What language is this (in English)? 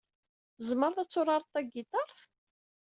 Kabyle